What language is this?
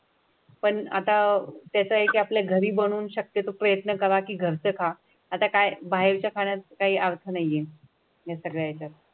Marathi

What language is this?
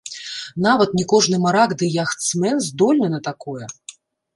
Belarusian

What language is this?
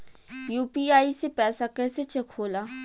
Bhojpuri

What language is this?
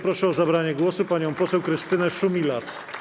Polish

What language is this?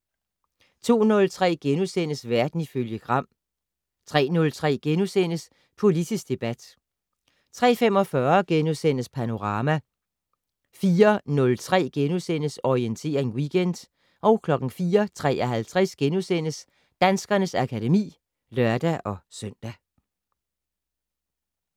Danish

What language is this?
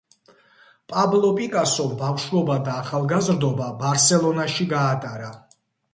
Georgian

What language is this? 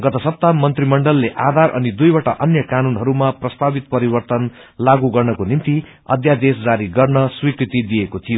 Nepali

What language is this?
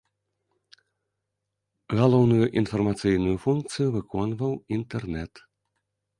Belarusian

